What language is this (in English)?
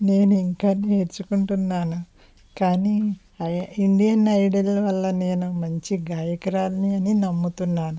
Telugu